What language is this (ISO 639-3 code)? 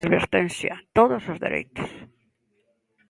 glg